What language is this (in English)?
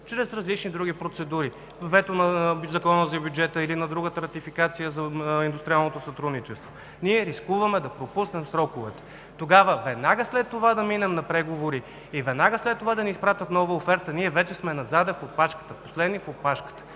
Bulgarian